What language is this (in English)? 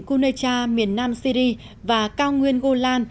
Vietnamese